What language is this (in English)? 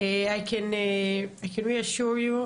Hebrew